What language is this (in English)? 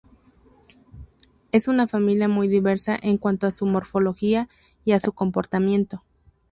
Spanish